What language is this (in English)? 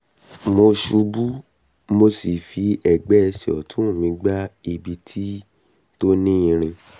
Yoruba